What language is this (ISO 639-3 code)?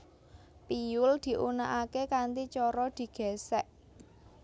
jav